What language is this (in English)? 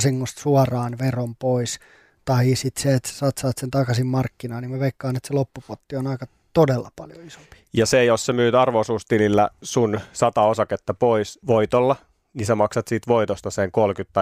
Finnish